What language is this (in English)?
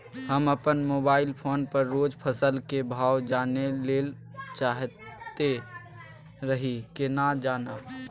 Maithili